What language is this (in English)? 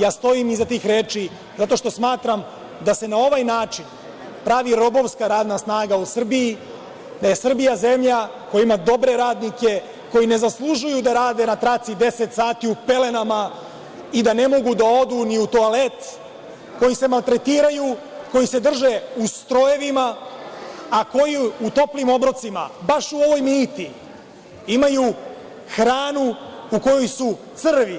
Serbian